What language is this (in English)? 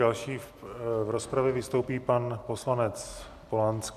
Czech